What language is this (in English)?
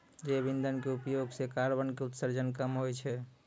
Maithili